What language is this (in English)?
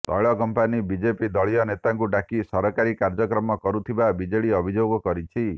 Odia